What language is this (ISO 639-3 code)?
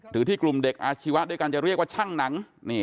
tha